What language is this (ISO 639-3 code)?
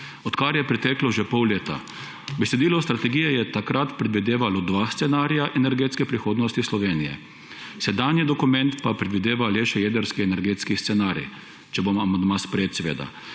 slv